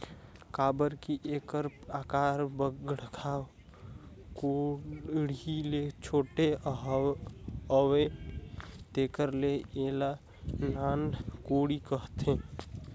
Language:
Chhattisgarhi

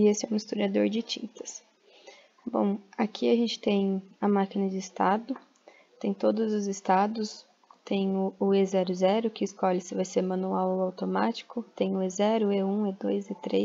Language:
Portuguese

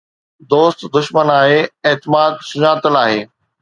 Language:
Sindhi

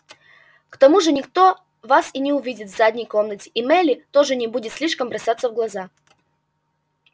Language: Russian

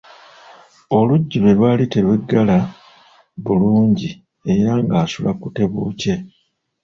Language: Ganda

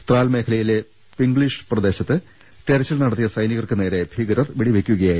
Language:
Malayalam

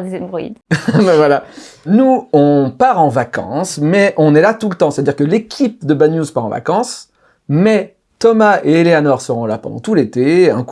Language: French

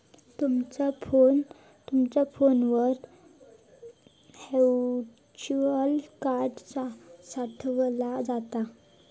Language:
Marathi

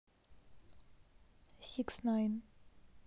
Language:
Russian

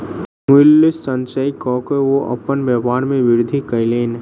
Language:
Maithili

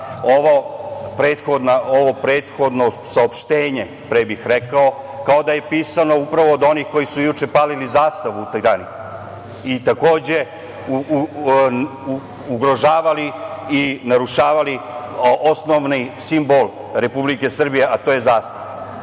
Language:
Serbian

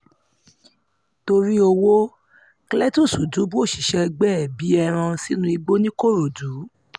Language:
Yoruba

